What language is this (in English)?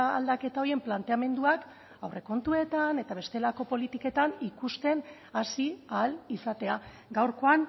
Basque